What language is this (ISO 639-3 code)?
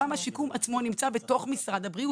heb